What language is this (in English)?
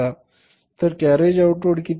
Marathi